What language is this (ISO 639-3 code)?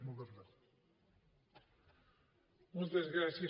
cat